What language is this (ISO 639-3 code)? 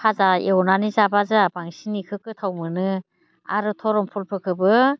brx